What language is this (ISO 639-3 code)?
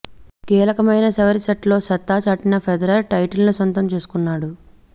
tel